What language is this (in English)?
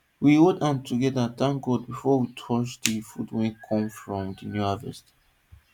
Nigerian Pidgin